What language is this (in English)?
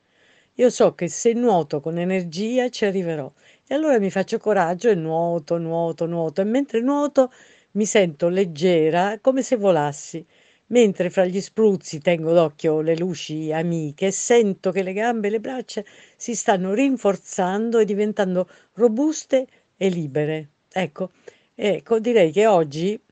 Italian